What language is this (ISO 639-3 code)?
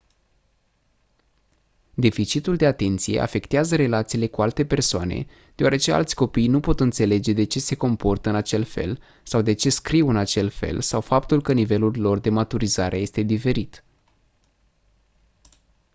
ron